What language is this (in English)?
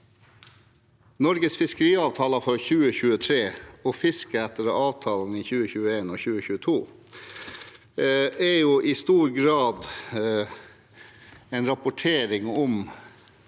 Norwegian